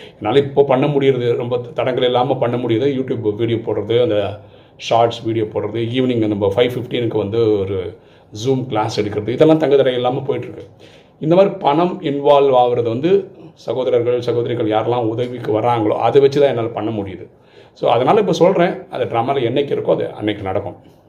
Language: Tamil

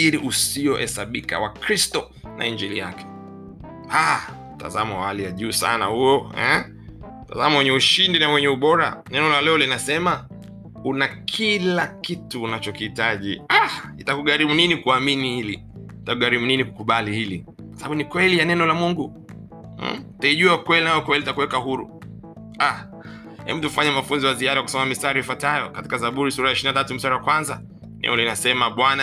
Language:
Swahili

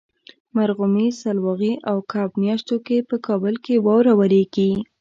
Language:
Pashto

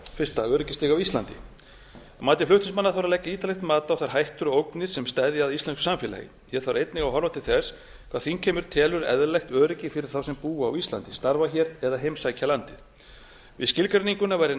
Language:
Icelandic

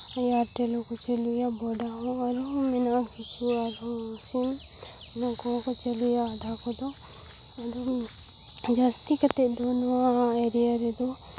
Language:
Santali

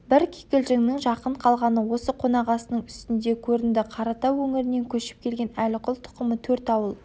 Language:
Kazakh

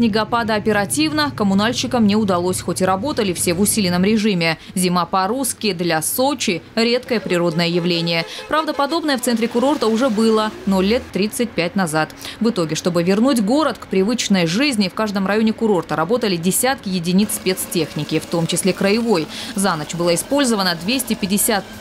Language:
Russian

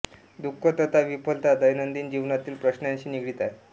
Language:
Marathi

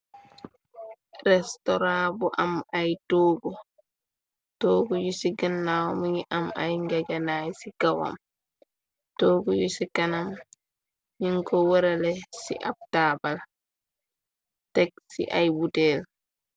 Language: Wolof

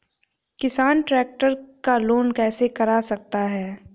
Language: Hindi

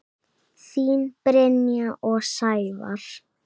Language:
Icelandic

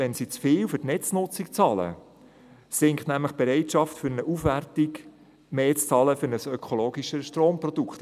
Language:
Swiss German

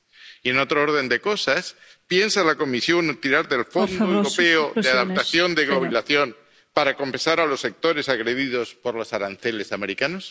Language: Spanish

